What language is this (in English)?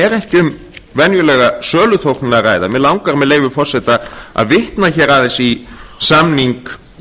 Icelandic